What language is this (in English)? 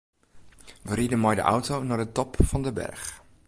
Western Frisian